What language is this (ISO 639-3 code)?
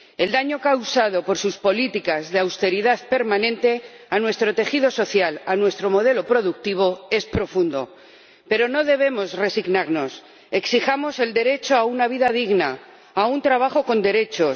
spa